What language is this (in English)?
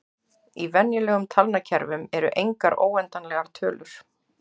Icelandic